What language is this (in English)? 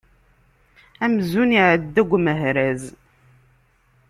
Kabyle